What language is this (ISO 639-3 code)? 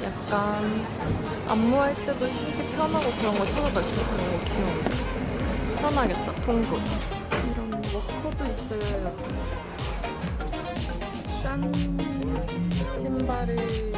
kor